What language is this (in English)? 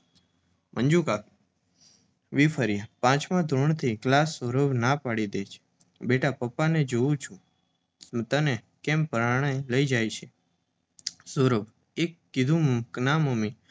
Gujarati